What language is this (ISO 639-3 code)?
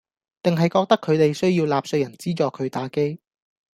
yue